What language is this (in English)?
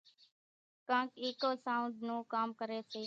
Kachi Koli